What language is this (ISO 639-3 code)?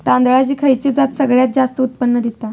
mar